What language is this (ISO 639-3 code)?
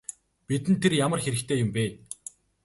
mon